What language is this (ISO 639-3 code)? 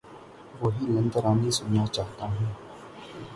urd